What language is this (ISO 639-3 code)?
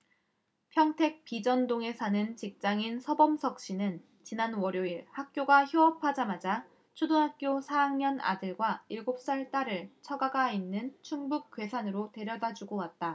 kor